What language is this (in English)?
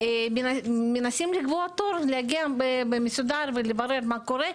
Hebrew